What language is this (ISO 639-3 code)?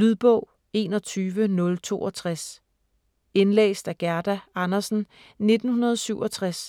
dan